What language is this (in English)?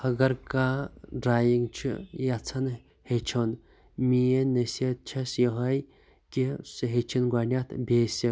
Kashmiri